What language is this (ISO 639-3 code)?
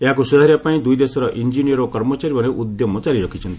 ori